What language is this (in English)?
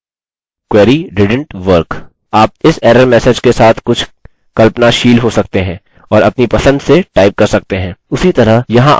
Hindi